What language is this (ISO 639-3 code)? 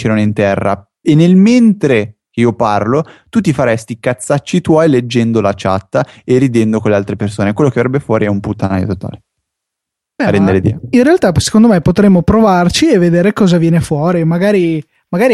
ita